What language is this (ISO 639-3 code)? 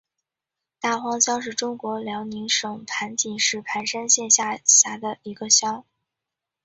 zho